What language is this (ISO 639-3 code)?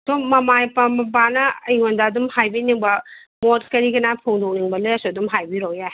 mni